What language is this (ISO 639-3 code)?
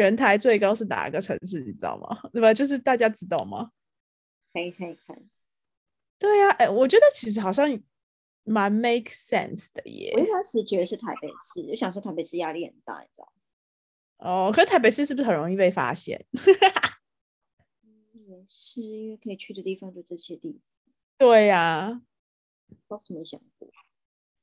zho